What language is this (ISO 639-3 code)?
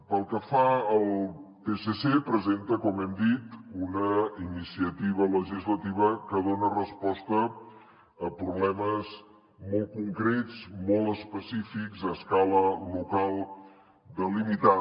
cat